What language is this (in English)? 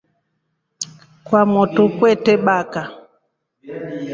Rombo